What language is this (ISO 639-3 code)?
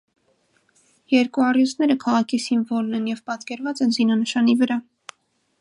hye